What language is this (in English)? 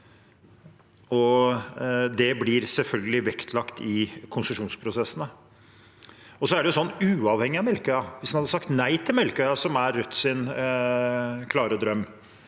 Norwegian